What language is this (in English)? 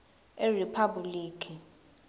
Swati